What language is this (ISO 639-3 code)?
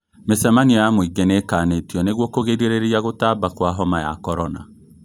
kik